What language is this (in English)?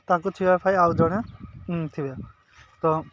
Odia